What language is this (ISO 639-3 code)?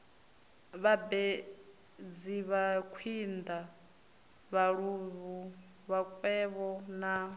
ven